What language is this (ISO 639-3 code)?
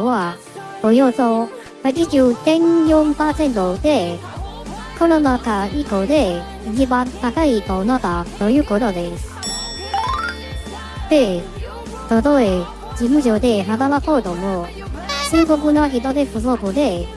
jpn